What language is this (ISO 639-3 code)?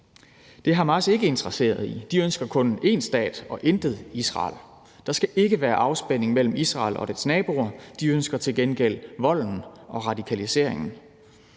dan